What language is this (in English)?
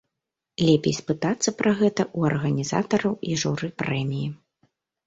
Belarusian